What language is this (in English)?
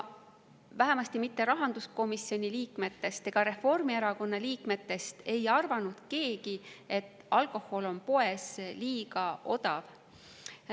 Estonian